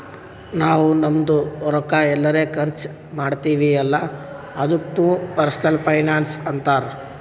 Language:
Kannada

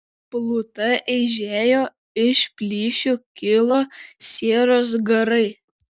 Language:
Lithuanian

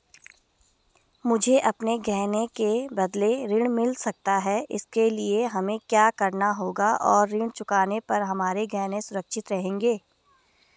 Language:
Hindi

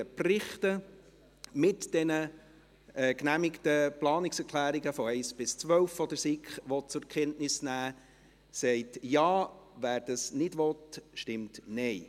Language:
Swiss German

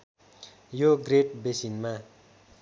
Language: Nepali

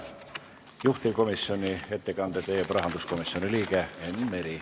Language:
Estonian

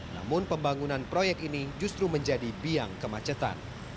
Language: Indonesian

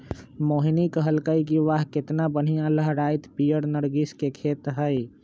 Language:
Magahi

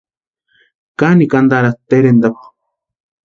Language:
Western Highland Purepecha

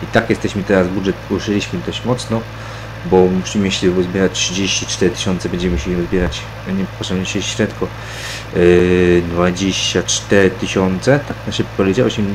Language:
Polish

